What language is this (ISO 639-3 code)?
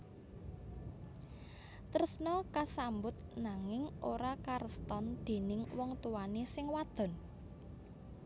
jav